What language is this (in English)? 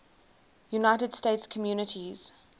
English